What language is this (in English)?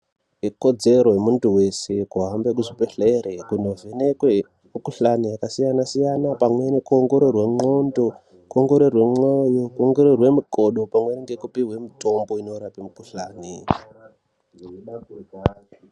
Ndau